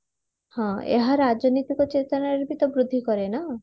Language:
Odia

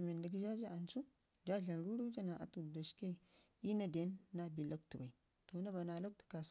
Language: Ngizim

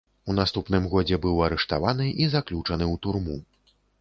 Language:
Belarusian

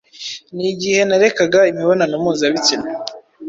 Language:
Kinyarwanda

